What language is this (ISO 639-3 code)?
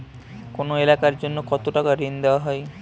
ben